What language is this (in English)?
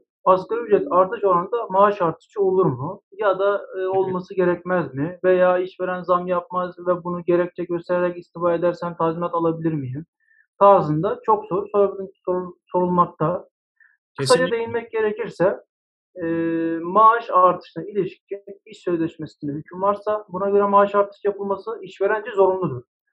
Turkish